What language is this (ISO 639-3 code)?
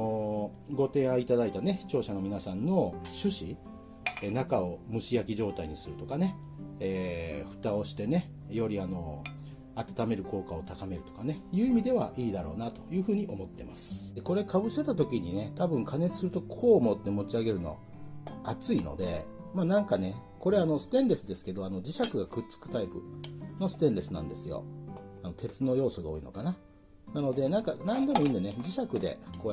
jpn